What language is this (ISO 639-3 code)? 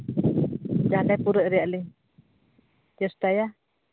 sat